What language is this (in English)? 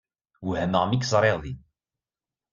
Kabyle